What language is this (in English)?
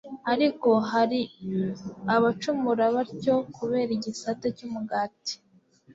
Kinyarwanda